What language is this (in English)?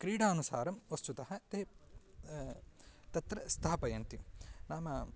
Sanskrit